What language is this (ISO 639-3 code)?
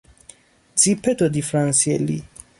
fas